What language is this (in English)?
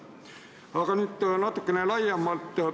Estonian